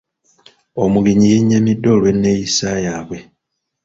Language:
Ganda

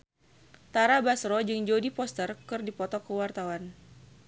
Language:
Sundanese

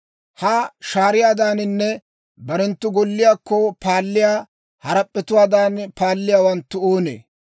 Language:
Dawro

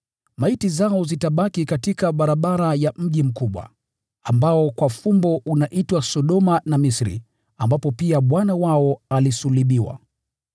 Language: Swahili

